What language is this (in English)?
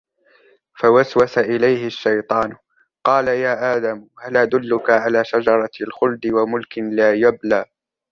Arabic